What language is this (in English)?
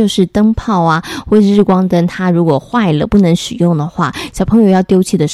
Chinese